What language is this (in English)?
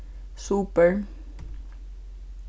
Faroese